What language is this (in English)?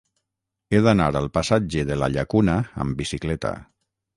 Catalan